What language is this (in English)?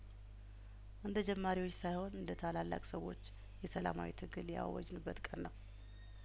Amharic